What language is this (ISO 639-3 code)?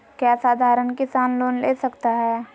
mag